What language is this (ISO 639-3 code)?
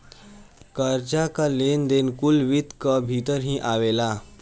bho